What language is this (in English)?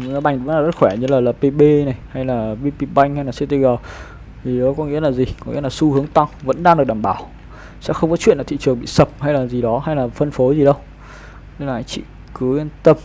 Vietnamese